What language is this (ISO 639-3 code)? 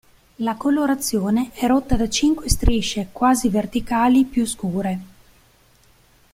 ita